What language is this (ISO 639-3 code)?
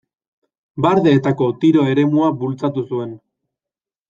eus